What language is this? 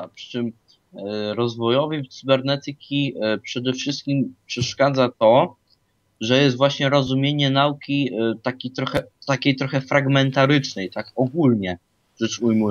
Polish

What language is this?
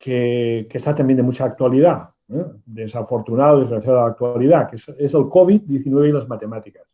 Spanish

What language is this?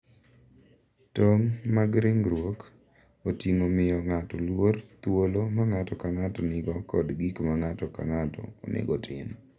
Luo (Kenya and Tanzania)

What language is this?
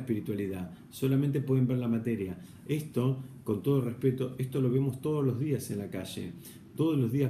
Spanish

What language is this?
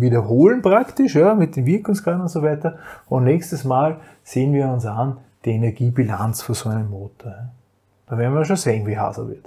German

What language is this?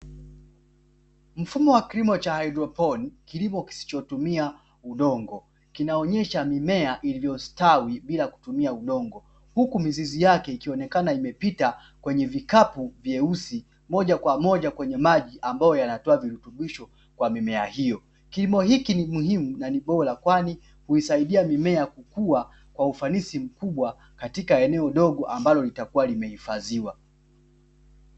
Swahili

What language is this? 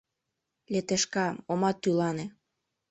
Mari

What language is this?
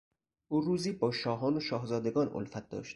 Persian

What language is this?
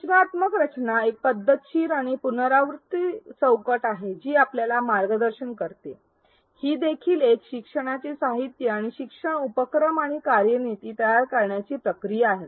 Marathi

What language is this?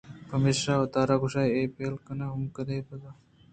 Eastern Balochi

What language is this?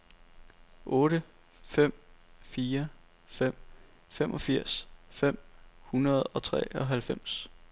Danish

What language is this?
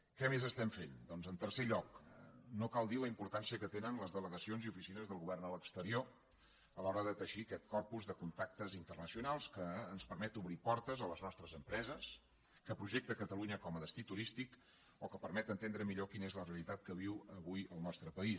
Catalan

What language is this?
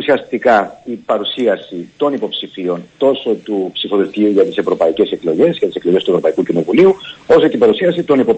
Greek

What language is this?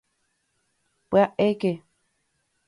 Guarani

